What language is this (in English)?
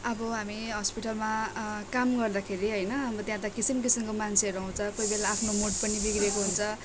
Nepali